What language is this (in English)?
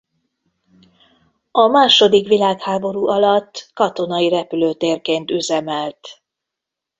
Hungarian